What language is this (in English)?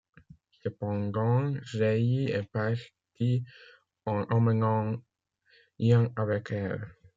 French